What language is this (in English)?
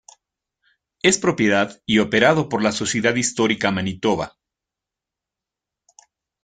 Spanish